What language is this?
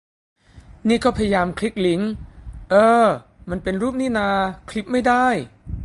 Thai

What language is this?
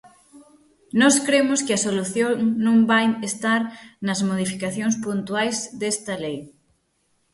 Galician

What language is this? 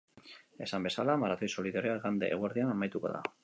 Basque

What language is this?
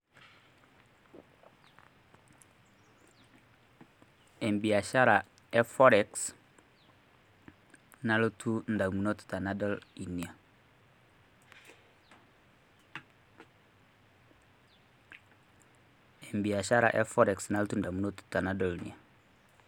Masai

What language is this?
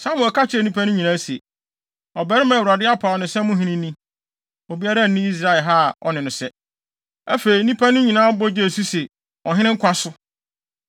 Akan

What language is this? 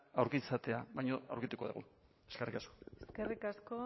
Basque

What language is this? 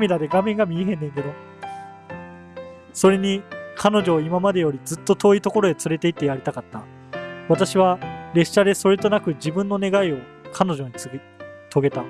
Japanese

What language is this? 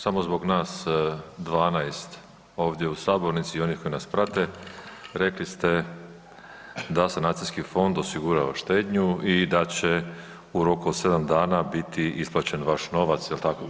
Croatian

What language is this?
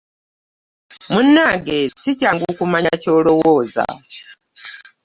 Ganda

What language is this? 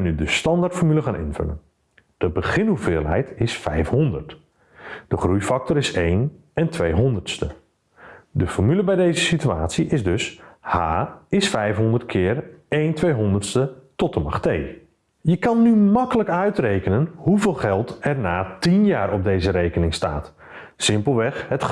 Dutch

